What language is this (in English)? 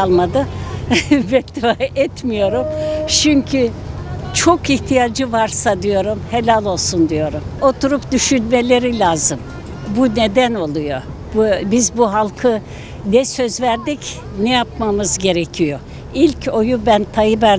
Turkish